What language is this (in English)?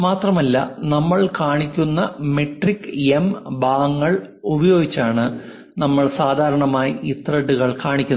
Malayalam